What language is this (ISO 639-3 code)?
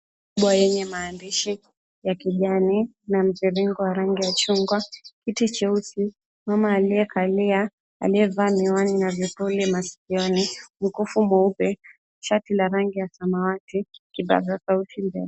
swa